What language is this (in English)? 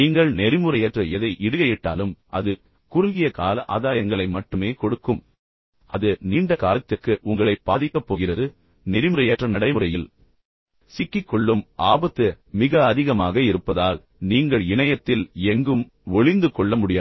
Tamil